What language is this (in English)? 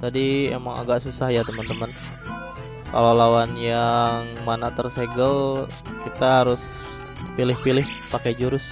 Indonesian